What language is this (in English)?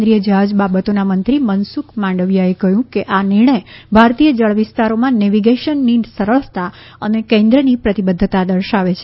Gujarati